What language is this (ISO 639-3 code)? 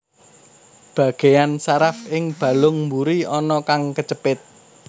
jav